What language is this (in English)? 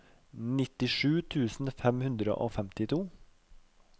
Norwegian